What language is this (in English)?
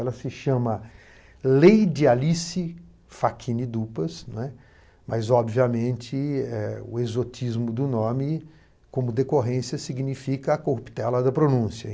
Portuguese